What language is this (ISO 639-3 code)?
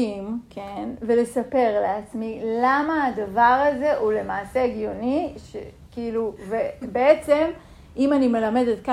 heb